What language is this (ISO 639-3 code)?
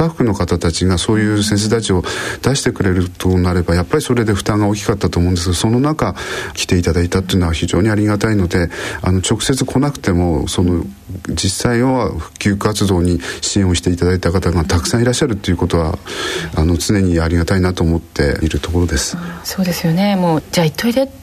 jpn